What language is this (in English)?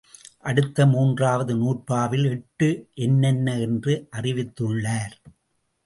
Tamil